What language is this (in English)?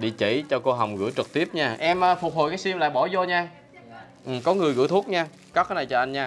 Vietnamese